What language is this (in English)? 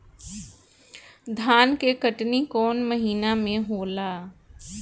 Bhojpuri